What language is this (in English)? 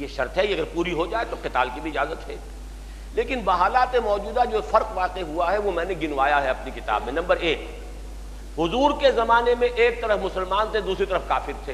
Urdu